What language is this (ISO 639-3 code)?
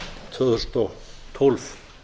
isl